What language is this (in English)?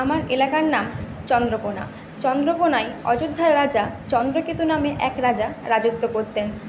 Bangla